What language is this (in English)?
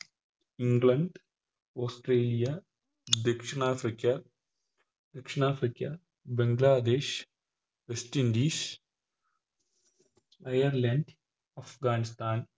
Malayalam